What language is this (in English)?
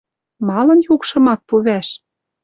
Western Mari